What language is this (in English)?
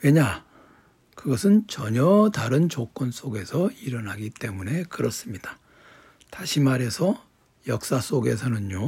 Korean